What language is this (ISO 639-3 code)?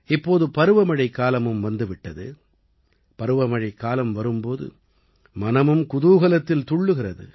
tam